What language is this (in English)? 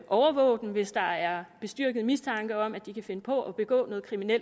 Danish